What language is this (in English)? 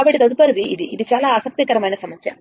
Telugu